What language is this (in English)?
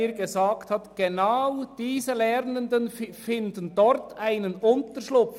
Swiss German